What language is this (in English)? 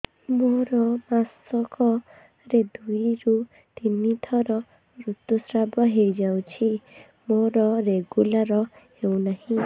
Odia